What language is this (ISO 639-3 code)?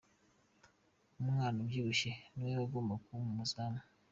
kin